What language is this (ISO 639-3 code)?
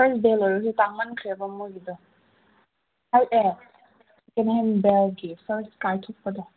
mni